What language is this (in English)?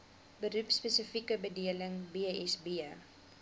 Afrikaans